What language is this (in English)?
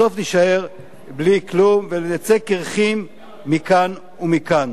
Hebrew